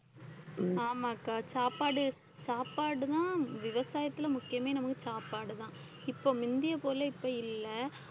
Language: Tamil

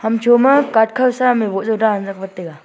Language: Wancho Naga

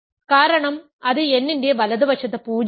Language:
Malayalam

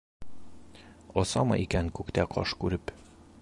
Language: Bashkir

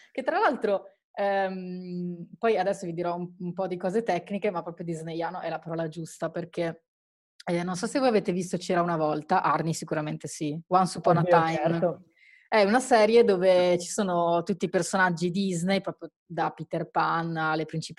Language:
Italian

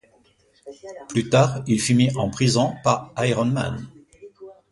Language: French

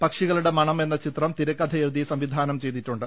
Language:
Malayalam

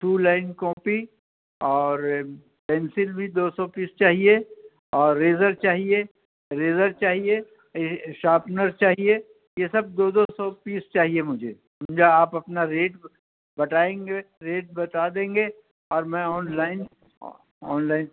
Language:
Urdu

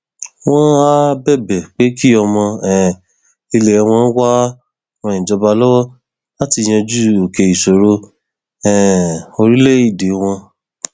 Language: Yoruba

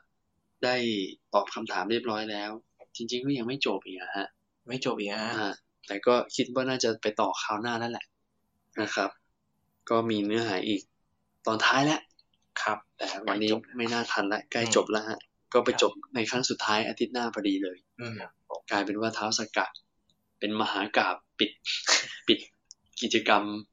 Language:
Thai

